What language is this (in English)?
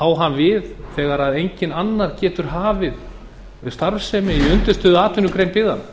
Icelandic